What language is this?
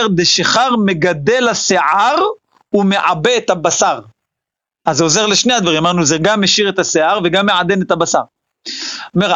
Hebrew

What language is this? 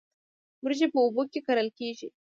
Pashto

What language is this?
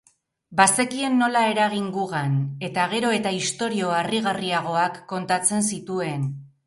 Basque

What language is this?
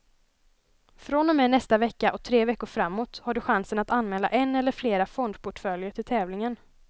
Swedish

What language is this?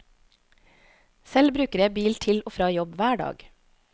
Norwegian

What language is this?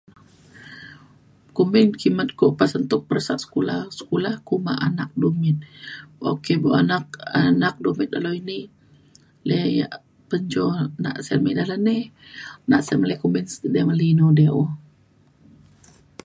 Mainstream Kenyah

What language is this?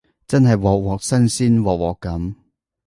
Cantonese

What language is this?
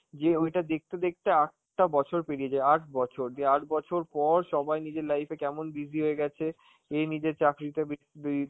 Bangla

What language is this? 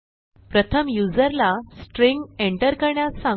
Marathi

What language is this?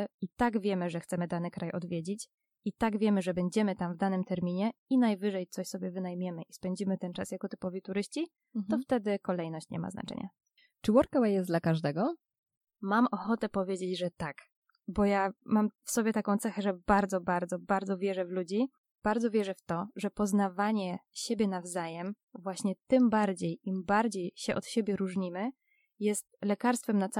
Polish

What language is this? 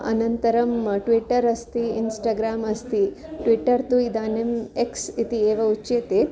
Sanskrit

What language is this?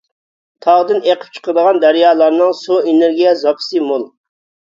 Uyghur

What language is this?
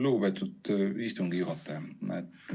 Estonian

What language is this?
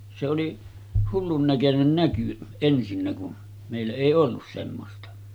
Finnish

